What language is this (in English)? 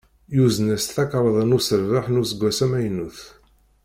Kabyle